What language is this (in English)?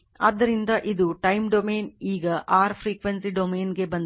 Kannada